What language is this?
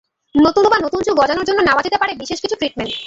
Bangla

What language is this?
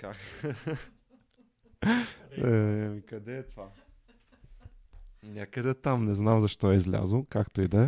Bulgarian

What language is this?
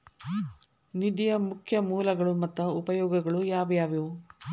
Kannada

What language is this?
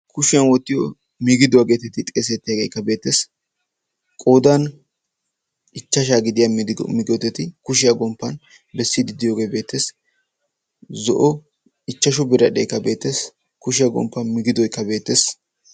Wolaytta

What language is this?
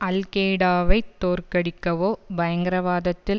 Tamil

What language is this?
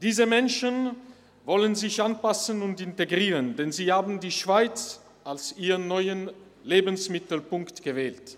Swiss German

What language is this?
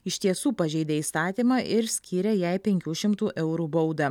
Lithuanian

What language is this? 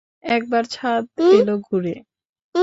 Bangla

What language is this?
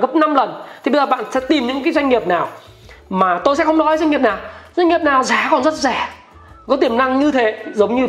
Vietnamese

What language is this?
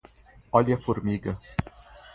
Portuguese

